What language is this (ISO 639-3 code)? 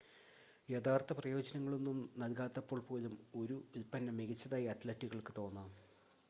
mal